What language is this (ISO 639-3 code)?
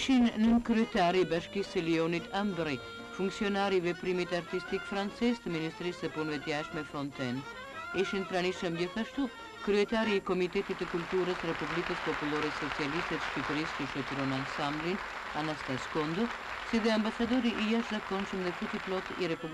ron